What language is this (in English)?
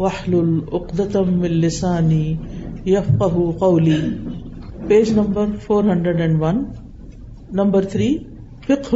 Urdu